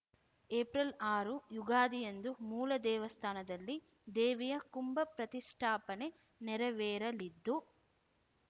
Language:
Kannada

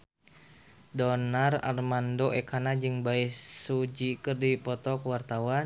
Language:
Sundanese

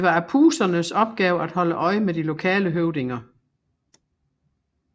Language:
Danish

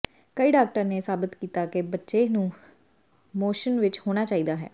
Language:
Punjabi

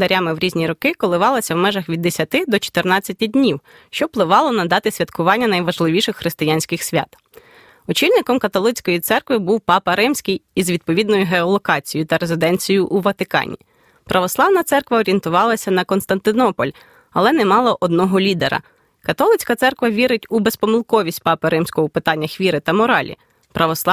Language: Ukrainian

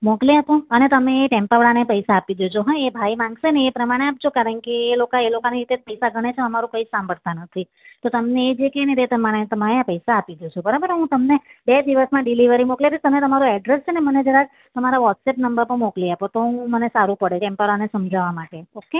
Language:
Gujarati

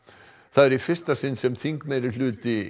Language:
Icelandic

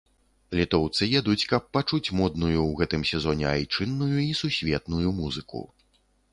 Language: Belarusian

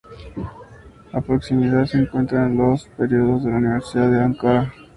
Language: Spanish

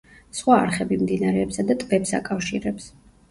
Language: Georgian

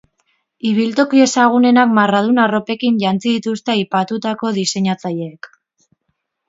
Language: Basque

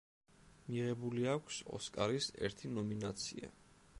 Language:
Georgian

